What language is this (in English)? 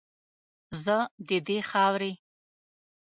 Pashto